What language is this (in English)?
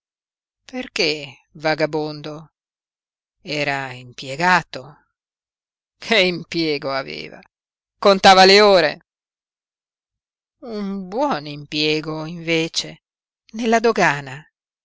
Italian